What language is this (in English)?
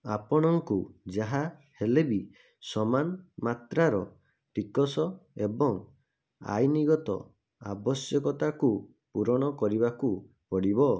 Odia